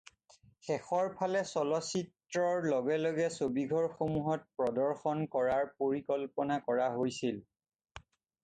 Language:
Assamese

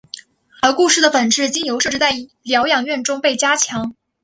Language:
Chinese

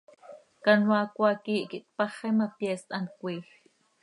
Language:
Seri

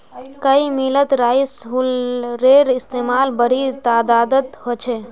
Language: Magahi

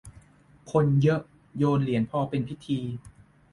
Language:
Thai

